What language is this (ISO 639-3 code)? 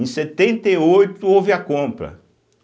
por